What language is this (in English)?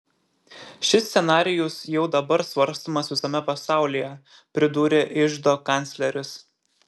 Lithuanian